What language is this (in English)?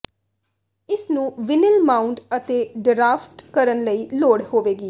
Punjabi